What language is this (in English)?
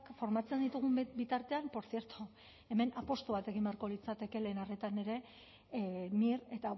Basque